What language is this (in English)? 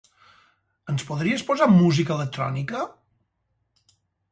Catalan